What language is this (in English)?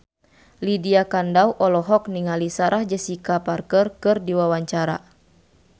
Sundanese